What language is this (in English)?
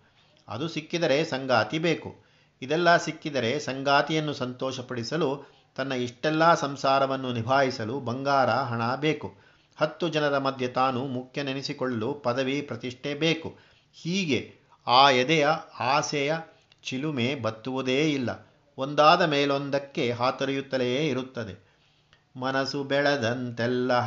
Kannada